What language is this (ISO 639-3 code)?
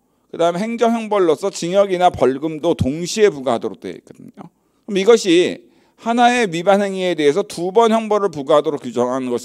kor